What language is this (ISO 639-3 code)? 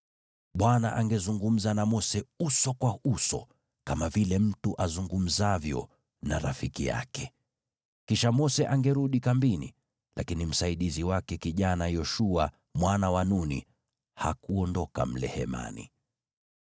swa